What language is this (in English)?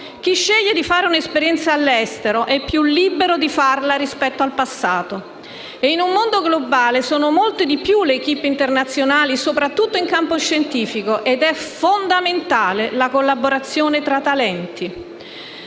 Italian